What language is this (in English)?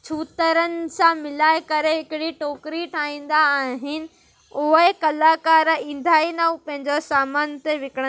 Sindhi